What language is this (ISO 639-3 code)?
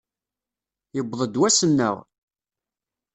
kab